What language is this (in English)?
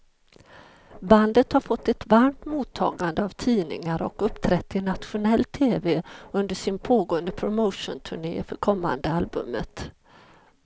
Swedish